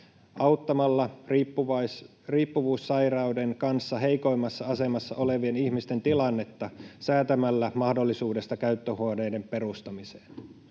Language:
Finnish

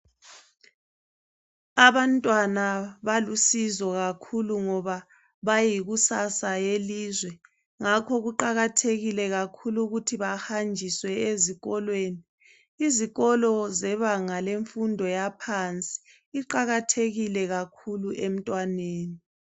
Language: North Ndebele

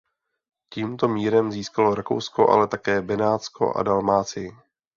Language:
Czech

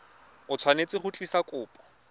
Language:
Tswana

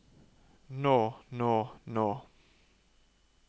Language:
Norwegian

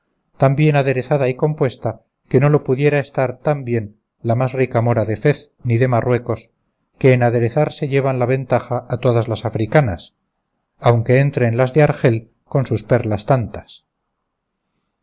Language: Spanish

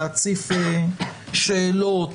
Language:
Hebrew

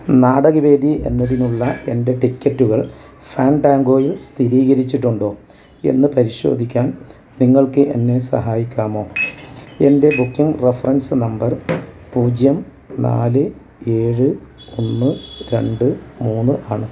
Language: Malayalam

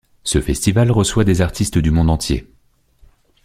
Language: French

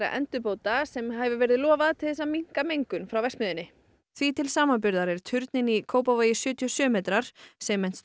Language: Icelandic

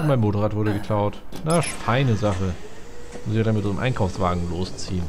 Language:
German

